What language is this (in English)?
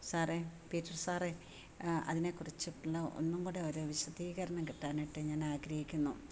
Malayalam